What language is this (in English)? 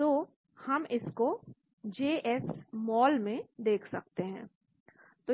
Hindi